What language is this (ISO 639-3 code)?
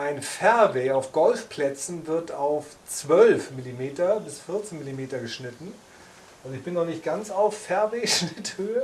deu